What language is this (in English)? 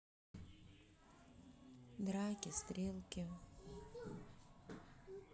Russian